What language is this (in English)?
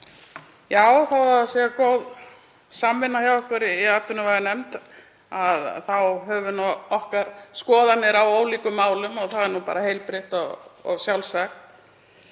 Icelandic